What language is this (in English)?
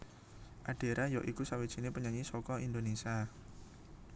Javanese